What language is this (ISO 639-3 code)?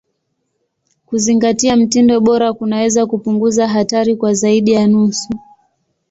swa